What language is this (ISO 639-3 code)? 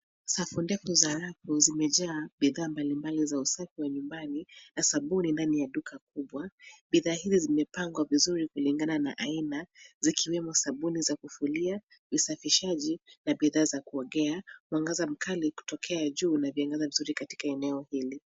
swa